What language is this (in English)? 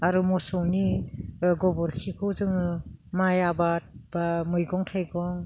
Bodo